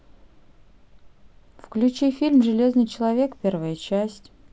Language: Russian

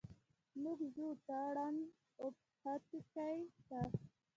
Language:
Pashto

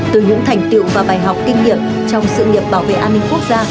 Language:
Vietnamese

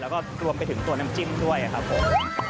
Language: Thai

